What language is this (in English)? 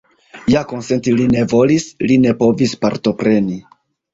Esperanto